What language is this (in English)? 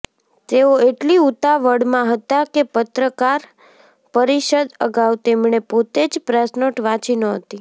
Gujarati